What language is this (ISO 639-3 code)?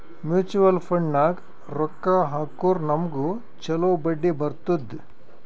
kan